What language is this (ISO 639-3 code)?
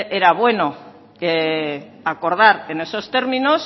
spa